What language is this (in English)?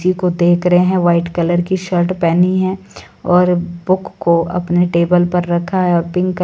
Hindi